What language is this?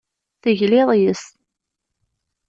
Kabyle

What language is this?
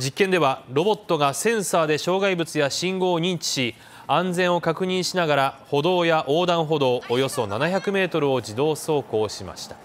Japanese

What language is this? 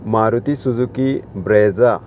Konkani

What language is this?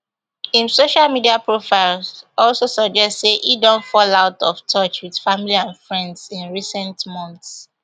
Nigerian Pidgin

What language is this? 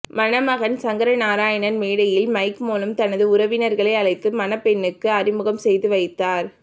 Tamil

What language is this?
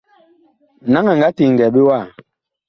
Bakoko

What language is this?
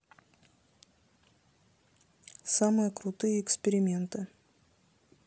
Russian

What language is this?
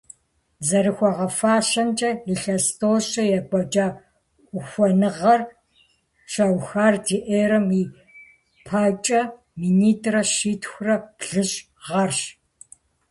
Kabardian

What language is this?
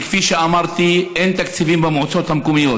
Hebrew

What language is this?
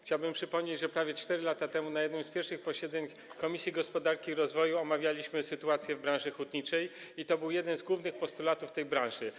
Polish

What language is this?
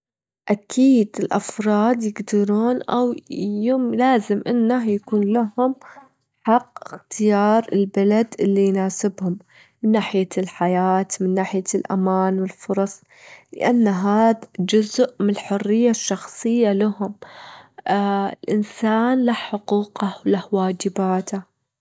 Gulf Arabic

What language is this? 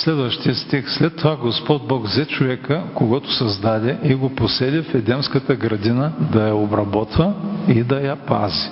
Bulgarian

